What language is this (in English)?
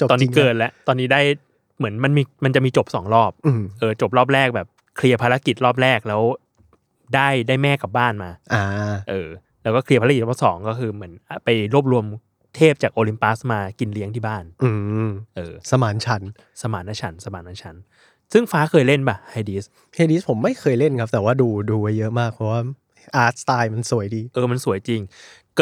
Thai